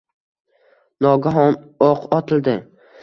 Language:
Uzbek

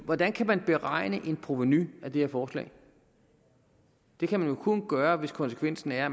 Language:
Danish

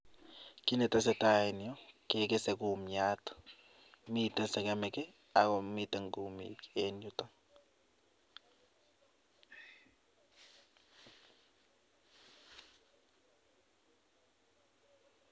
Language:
Kalenjin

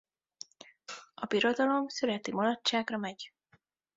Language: Hungarian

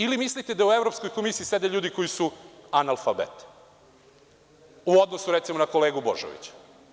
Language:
Serbian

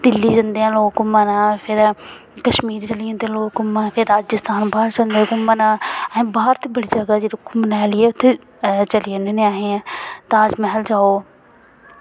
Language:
Dogri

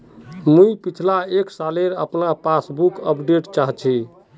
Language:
Magahi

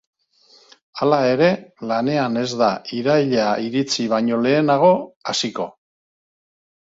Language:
Basque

